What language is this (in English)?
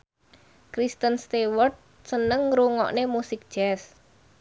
Javanese